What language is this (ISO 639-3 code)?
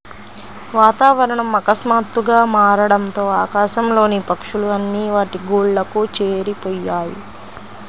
tel